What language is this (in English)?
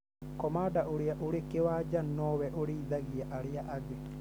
Kikuyu